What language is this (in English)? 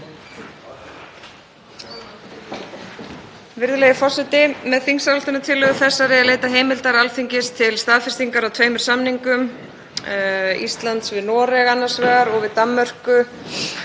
Icelandic